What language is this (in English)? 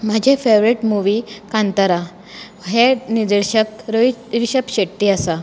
Konkani